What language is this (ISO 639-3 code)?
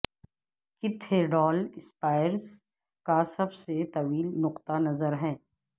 urd